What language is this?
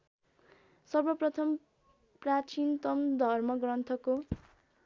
Nepali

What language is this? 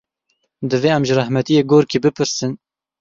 Kurdish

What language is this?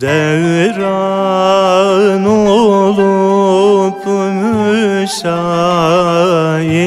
Turkish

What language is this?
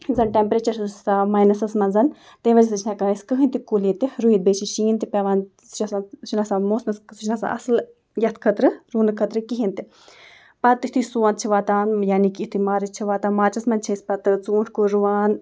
Kashmiri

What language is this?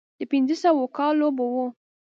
Pashto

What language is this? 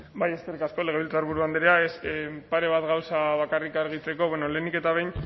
Basque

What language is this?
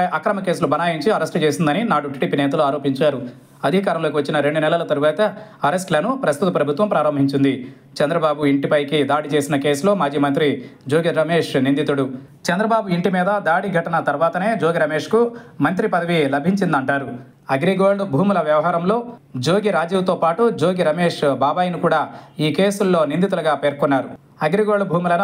Telugu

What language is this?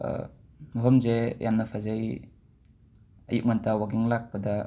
Manipuri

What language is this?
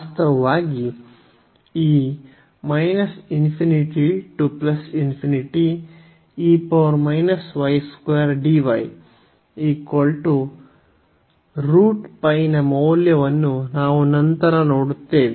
Kannada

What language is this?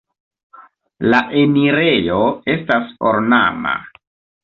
Esperanto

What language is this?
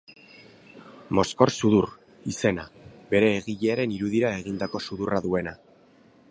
Basque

